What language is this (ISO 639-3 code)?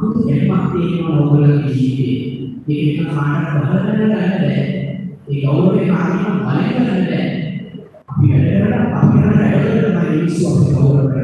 ind